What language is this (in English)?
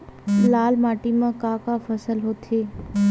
Chhattisgarhi